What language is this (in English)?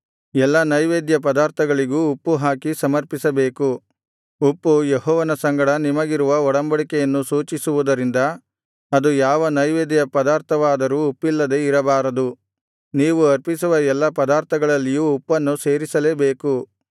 Kannada